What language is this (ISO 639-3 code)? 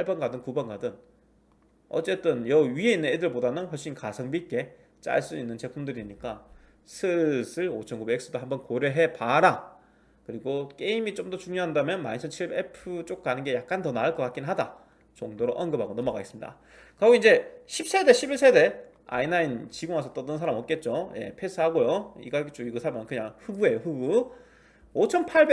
kor